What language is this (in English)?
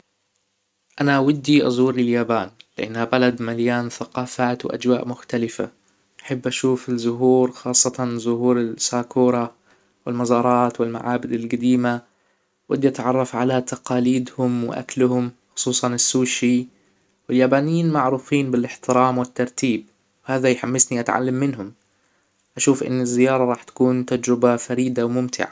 Hijazi Arabic